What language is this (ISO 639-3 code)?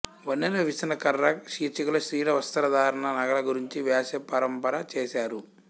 tel